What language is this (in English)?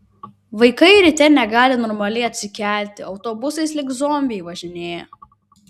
Lithuanian